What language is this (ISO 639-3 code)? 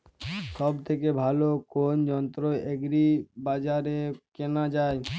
ben